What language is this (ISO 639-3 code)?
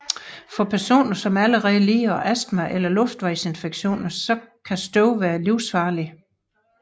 dan